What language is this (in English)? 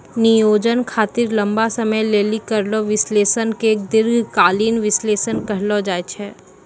Maithili